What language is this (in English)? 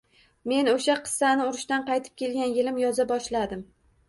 Uzbek